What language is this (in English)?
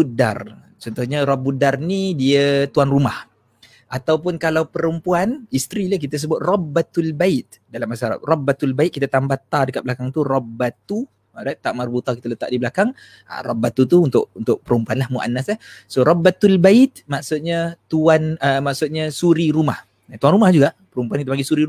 Malay